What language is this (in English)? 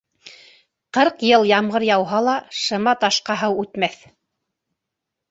Bashkir